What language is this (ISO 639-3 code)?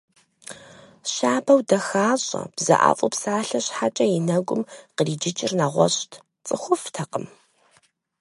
kbd